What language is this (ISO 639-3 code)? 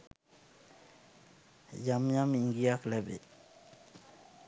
sin